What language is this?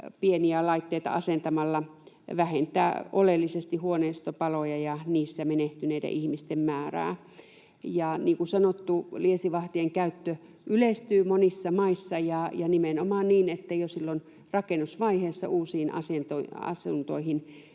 Finnish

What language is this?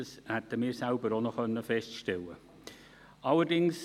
Swiss German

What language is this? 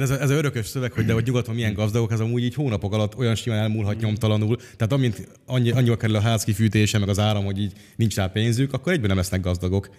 Hungarian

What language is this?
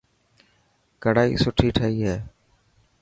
Dhatki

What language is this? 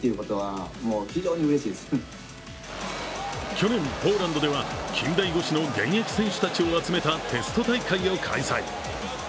Japanese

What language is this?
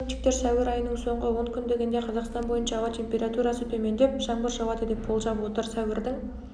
Kazakh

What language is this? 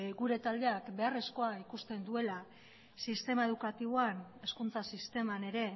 Basque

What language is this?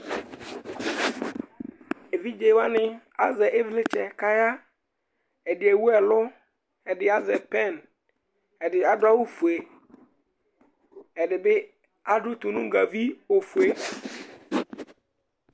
Ikposo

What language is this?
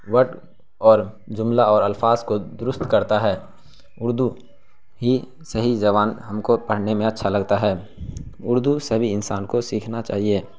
Urdu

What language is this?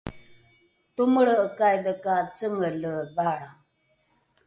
Rukai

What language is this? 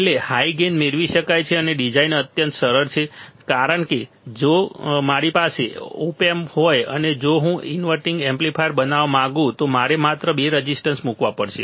Gujarati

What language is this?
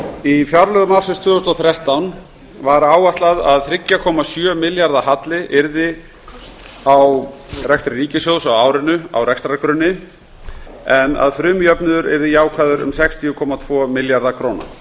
Icelandic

